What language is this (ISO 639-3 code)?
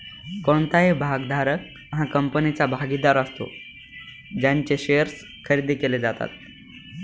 mar